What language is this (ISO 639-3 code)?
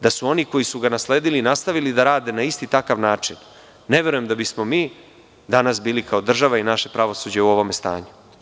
srp